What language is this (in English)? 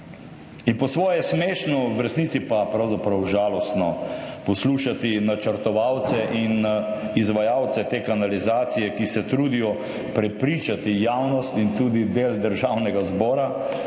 Slovenian